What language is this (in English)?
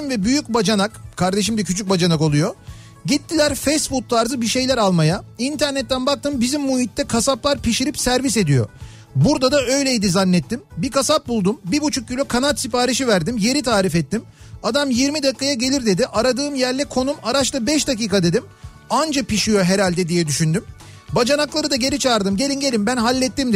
Turkish